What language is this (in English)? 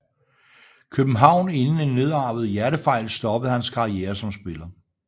Danish